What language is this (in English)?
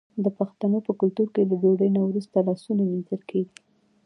Pashto